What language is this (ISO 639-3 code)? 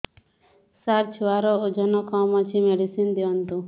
ori